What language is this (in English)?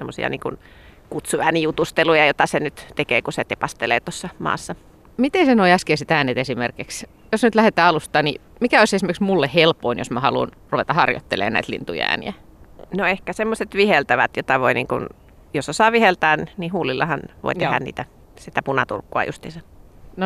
Finnish